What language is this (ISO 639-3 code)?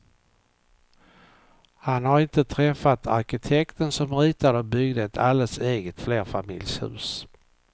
swe